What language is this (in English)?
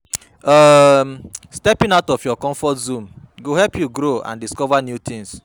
Nigerian Pidgin